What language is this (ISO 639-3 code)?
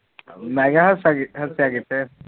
pan